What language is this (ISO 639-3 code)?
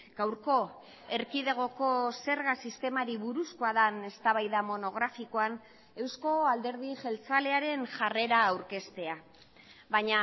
eus